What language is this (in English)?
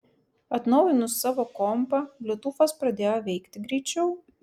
Lithuanian